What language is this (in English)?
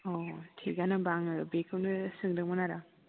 Bodo